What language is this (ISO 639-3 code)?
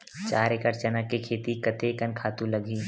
hne